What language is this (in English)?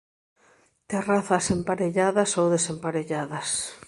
Galician